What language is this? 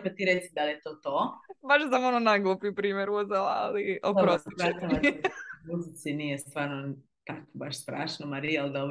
Croatian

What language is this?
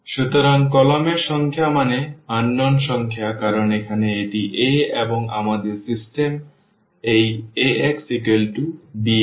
Bangla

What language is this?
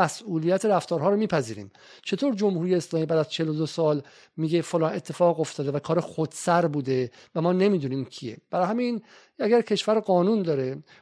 Persian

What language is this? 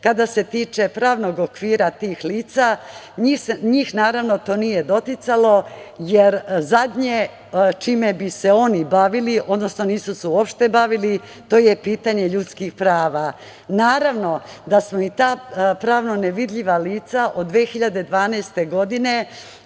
Serbian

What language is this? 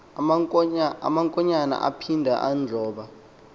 Xhosa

